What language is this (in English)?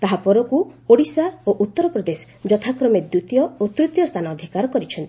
Odia